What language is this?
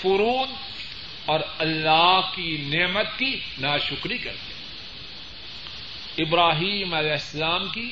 Urdu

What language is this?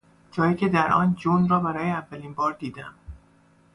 Persian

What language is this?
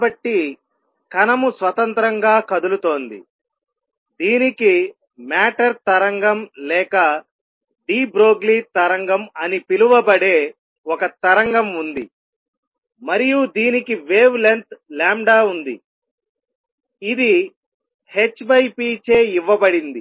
Telugu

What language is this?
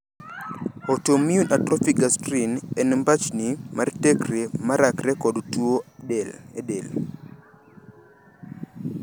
Luo (Kenya and Tanzania)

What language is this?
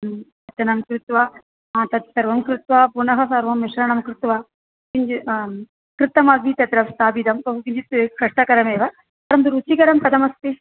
Sanskrit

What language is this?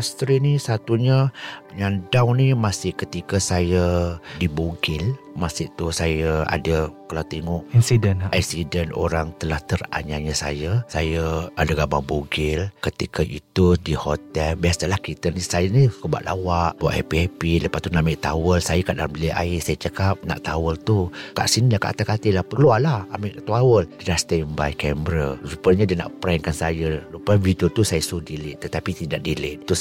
Malay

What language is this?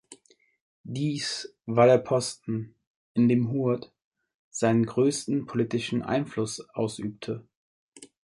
German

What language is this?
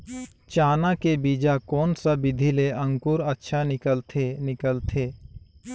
Chhattisgarhi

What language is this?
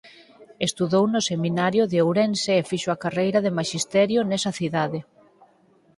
Galician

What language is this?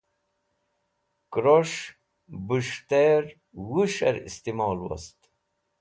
Wakhi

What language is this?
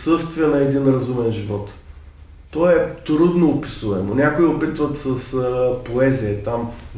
Bulgarian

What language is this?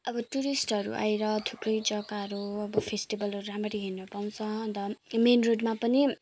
Nepali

